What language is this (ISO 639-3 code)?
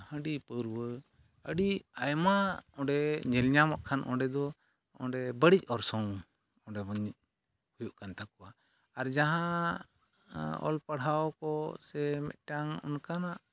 sat